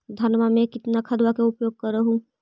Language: Magahi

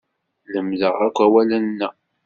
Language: Kabyle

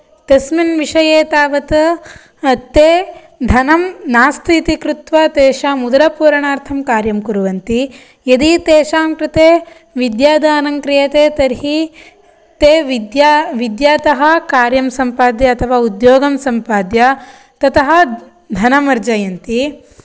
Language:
Sanskrit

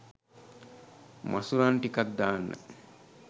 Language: Sinhala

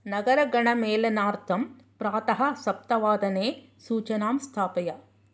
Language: Sanskrit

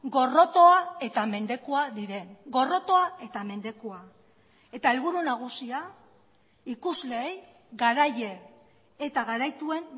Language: Basque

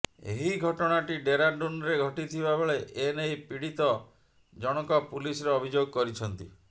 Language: Odia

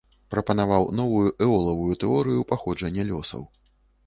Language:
Belarusian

